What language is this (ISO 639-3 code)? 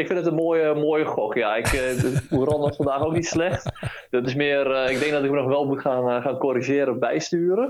nld